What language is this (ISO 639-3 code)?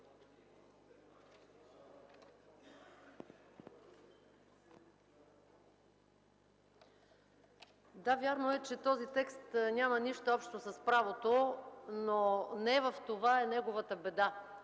bul